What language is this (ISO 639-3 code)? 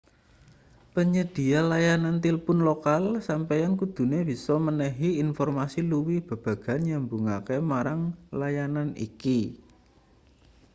jav